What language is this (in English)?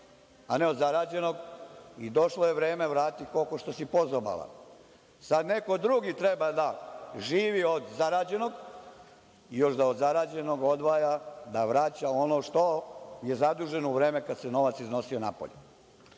Serbian